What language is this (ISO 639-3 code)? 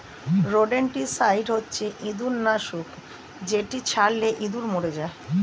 ben